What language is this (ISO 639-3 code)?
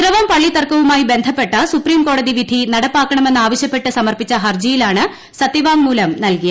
mal